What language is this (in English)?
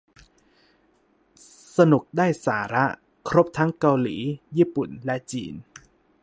Thai